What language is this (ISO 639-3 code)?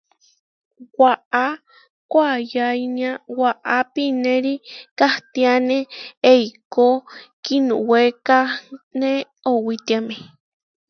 var